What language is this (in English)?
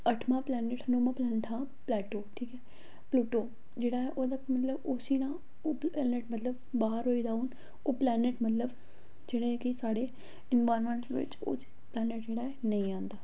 Dogri